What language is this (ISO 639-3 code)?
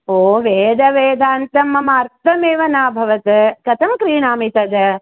san